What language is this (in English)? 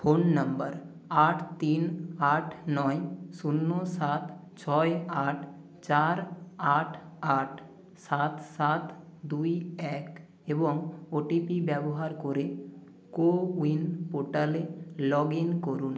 Bangla